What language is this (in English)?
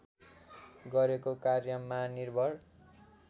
Nepali